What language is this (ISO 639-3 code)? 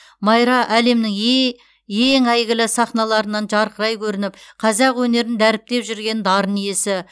kaz